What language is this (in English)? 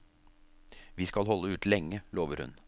Norwegian